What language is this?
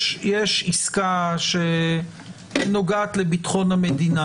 Hebrew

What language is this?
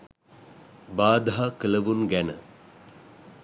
Sinhala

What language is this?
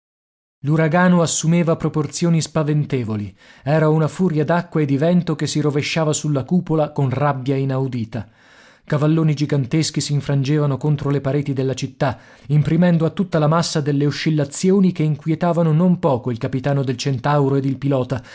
Italian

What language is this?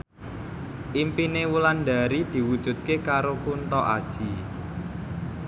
Javanese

